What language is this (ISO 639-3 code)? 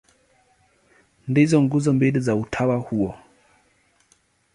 swa